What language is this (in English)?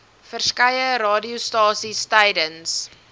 Afrikaans